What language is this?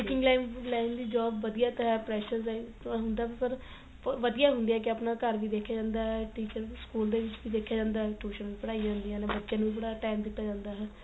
Punjabi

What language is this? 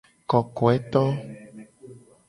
Gen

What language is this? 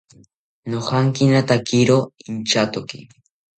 South Ucayali Ashéninka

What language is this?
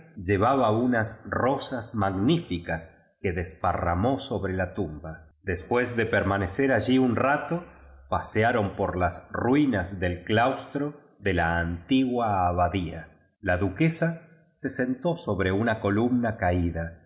Spanish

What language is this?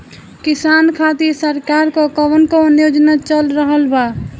Bhojpuri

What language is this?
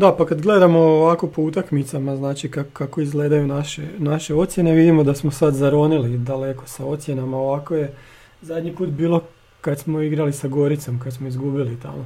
Croatian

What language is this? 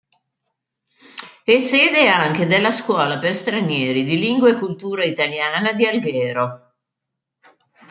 Italian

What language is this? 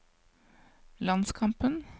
Norwegian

